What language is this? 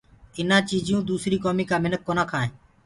Gurgula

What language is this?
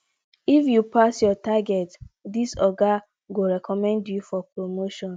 Nigerian Pidgin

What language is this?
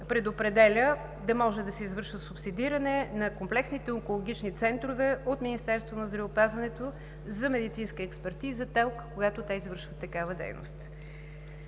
Bulgarian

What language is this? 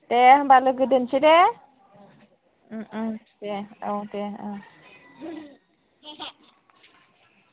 Bodo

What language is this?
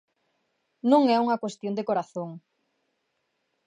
Galician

